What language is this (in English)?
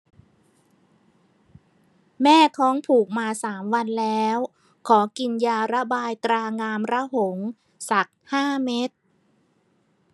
Thai